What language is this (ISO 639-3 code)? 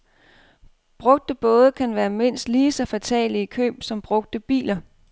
dan